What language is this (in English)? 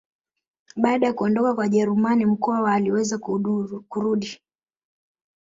Swahili